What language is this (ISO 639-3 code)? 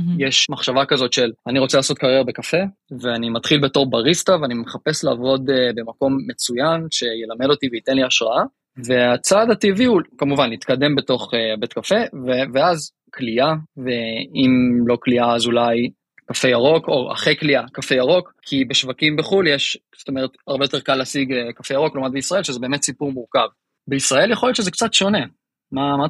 heb